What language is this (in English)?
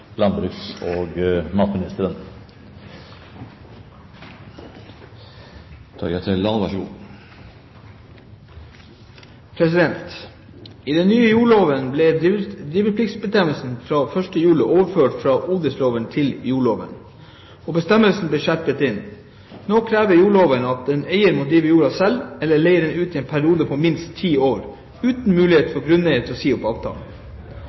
Norwegian Bokmål